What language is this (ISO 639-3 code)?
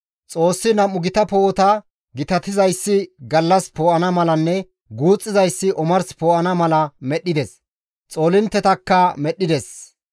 gmv